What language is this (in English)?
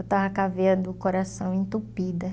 Portuguese